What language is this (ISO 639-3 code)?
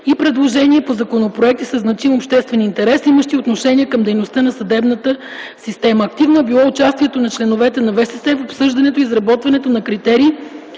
bul